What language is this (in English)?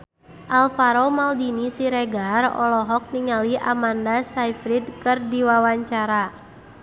Sundanese